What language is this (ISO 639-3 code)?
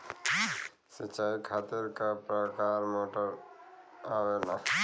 bho